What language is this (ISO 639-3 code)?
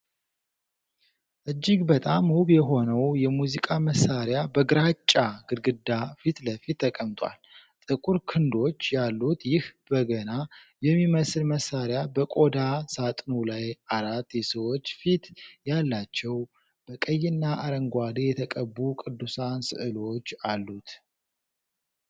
amh